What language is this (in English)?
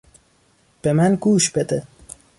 Persian